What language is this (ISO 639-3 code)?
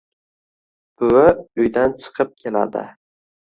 uzb